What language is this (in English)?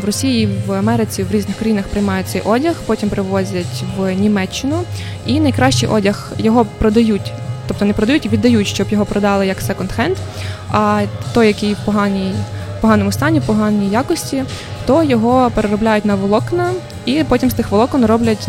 Ukrainian